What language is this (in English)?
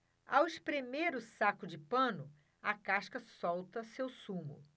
Portuguese